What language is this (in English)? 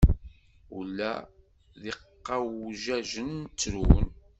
Kabyle